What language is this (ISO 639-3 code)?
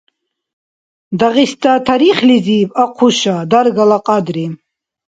dar